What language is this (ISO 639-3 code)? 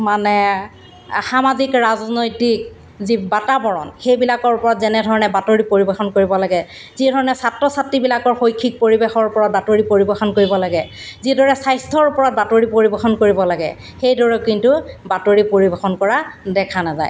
asm